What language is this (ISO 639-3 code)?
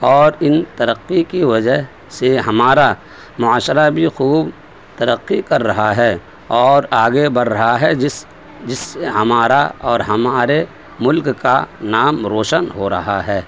urd